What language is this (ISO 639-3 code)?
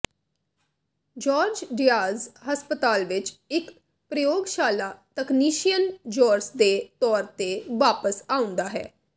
pan